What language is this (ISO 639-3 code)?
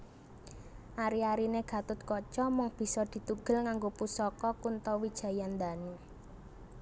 jav